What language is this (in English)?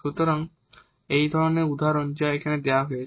Bangla